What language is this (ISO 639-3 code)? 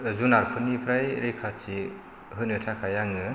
brx